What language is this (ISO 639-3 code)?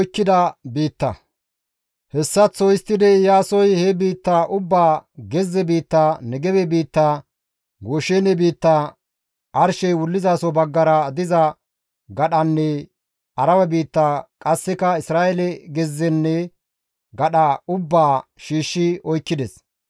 gmv